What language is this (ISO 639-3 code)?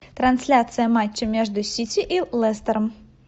rus